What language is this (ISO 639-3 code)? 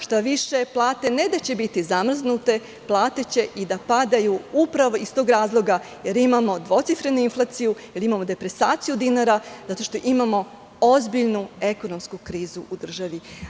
srp